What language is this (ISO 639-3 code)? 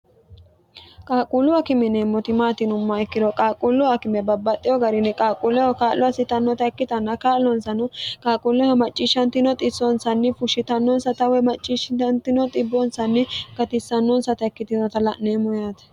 sid